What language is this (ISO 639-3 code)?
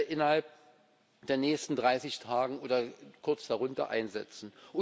deu